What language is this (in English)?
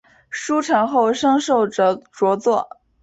Chinese